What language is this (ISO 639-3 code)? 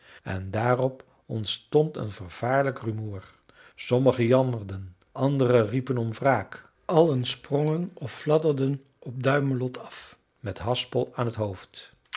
nld